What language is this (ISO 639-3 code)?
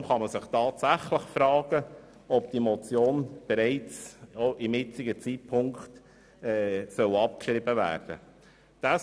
gsw